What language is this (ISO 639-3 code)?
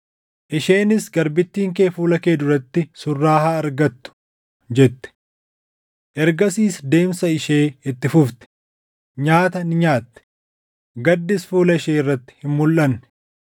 orm